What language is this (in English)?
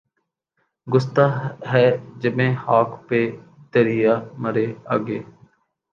Urdu